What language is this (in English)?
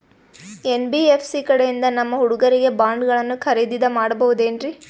Kannada